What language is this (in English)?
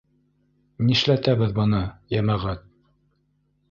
Bashkir